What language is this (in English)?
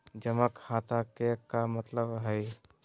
Magahi